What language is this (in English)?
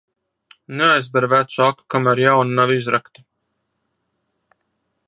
Latvian